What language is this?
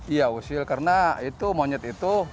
Indonesian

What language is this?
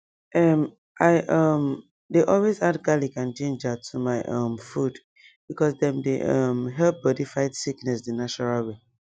Nigerian Pidgin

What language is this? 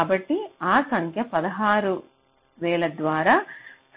Telugu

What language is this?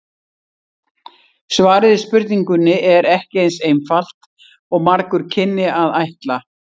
Icelandic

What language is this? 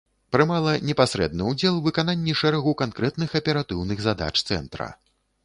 Belarusian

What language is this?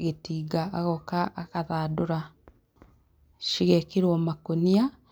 Kikuyu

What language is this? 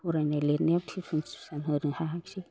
Bodo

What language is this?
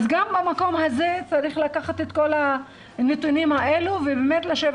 Hebrew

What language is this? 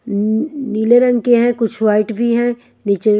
Hindi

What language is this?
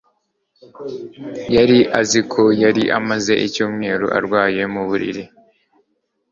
Kinyarwanda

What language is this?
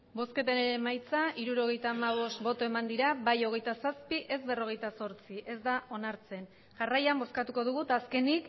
Basque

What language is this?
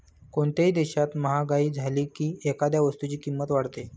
Marathi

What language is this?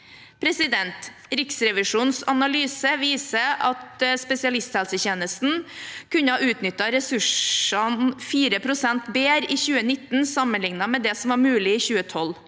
Norwegian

